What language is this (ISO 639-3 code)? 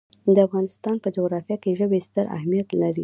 pus